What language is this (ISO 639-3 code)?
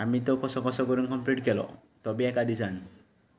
kok